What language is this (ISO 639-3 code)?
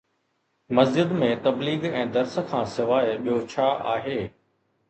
snd